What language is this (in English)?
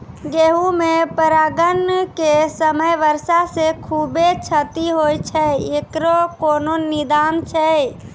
Maithili